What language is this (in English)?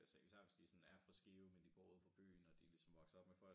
Danish